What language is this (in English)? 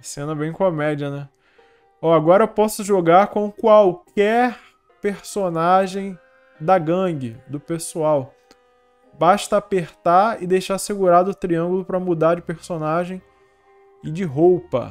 Portuguese